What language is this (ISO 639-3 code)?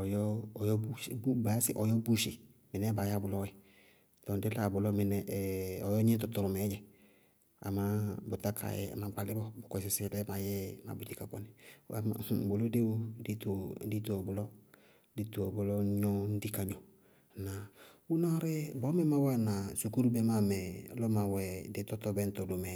bqg